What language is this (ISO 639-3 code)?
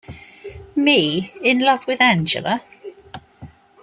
eng